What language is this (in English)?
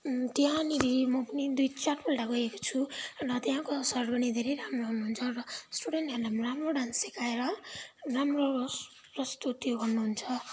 Nepali